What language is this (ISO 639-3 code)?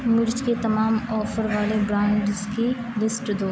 urd